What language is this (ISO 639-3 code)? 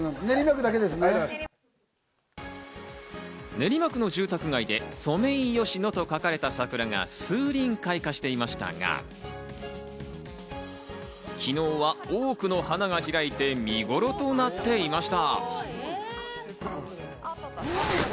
jpn